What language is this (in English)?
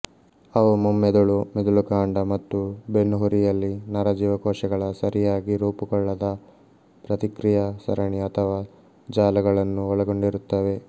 Kannada